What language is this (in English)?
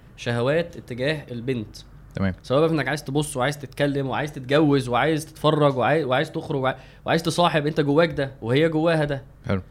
Arabic